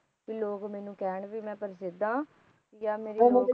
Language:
Punjabi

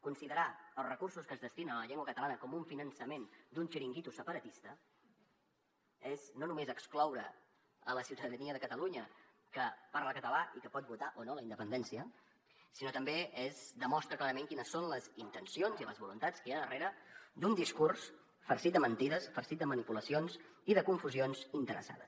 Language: Catalan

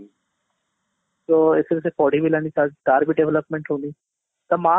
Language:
Odia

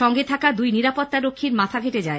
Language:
Bangla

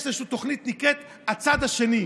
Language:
Hebrew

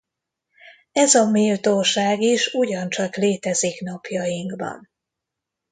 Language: Hungarian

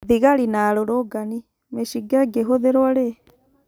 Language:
Kikuyu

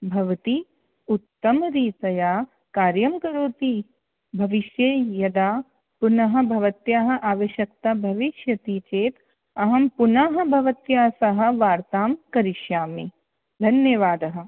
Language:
Sanskrit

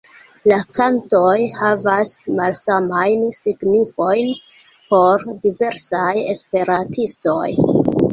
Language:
Esperanto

